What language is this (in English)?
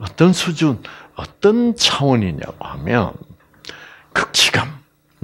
Korean